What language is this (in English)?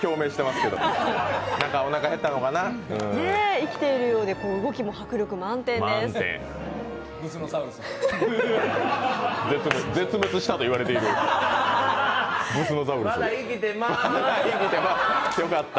Japanese